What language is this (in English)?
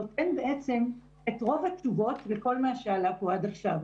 Hebrew